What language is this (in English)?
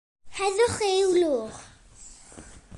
Welsh